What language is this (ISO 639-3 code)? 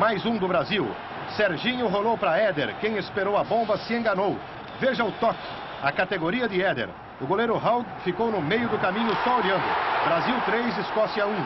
por